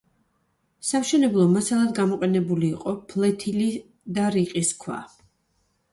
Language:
Georgian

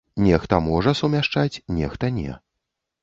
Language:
Belarusian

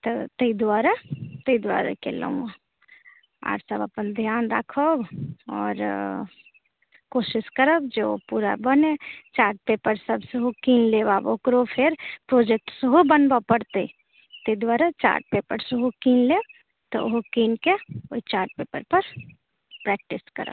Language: Maithili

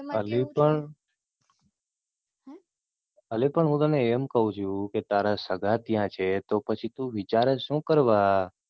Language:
Gujarati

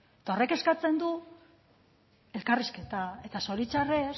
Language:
Basque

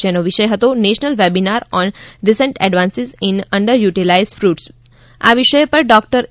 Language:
Gujarati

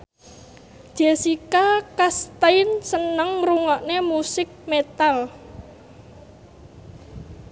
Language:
Javanese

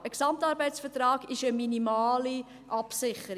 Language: Swiss German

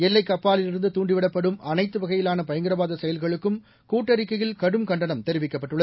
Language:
Tamil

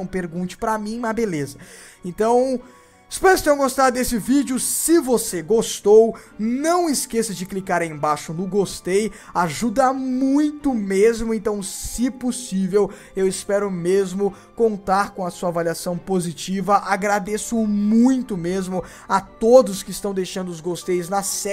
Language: Portuguese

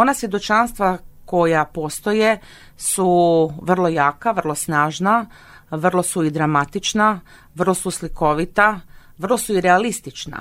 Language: Croatian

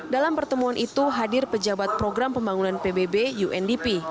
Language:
Indonesian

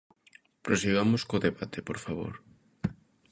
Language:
Galician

